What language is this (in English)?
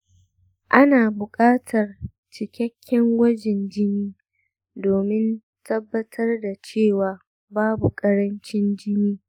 Hausa